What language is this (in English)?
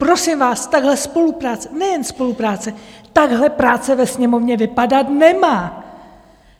Czech